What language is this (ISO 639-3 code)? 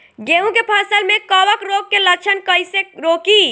bho